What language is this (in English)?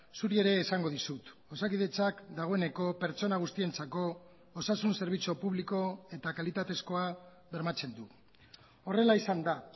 Basque